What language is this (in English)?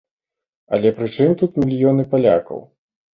Belarusian